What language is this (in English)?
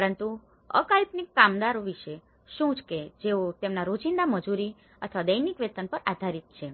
Gujarati